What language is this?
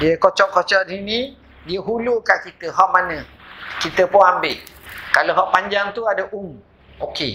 Malay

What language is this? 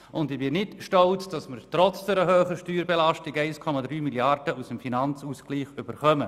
Swiss German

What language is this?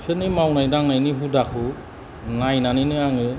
Bodo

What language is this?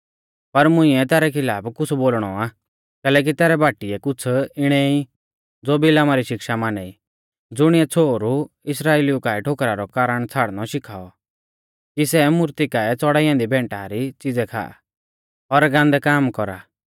Mahasu Pahari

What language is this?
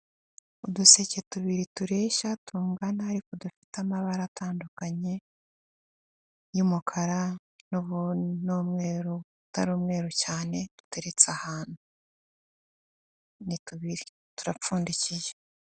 Kinyarwanda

